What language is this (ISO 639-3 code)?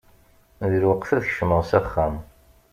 kab